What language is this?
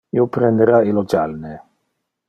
Interlingua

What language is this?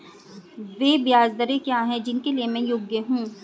Hindi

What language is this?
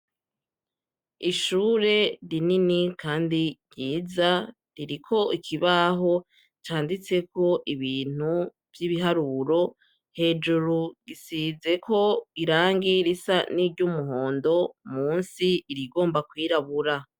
Rundi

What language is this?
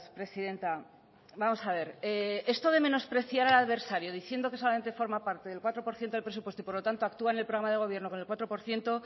Spanish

